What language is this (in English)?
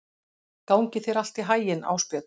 Icelandic